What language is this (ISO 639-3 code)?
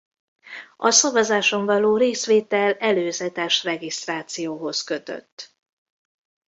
hun